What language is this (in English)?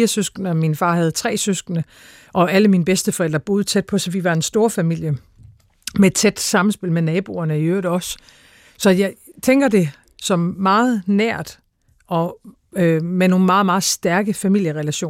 Danish